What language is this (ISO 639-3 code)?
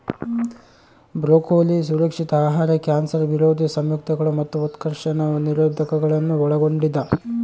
kan